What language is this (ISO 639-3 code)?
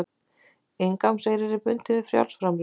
isl